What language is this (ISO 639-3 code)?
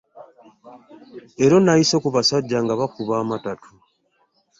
lug